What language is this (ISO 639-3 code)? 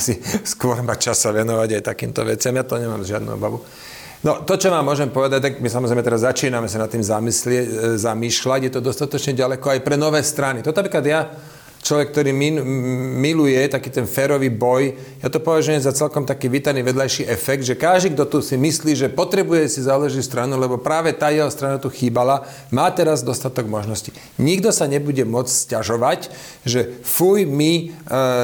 slk